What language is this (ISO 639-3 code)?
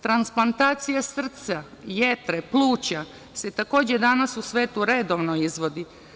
srp